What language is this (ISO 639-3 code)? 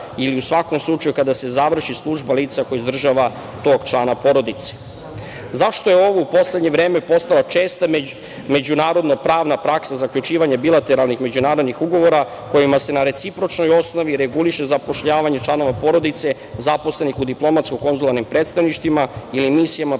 srp